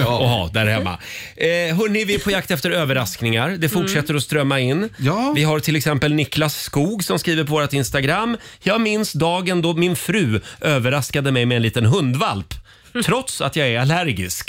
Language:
Swedish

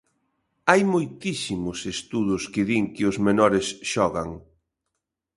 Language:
Galician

